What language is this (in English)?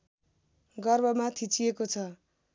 Nepali